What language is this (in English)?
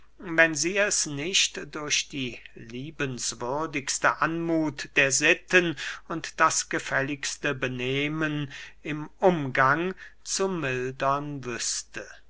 German